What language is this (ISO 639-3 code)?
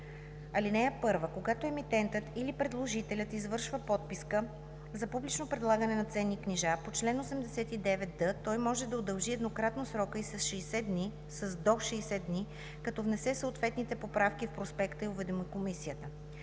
bul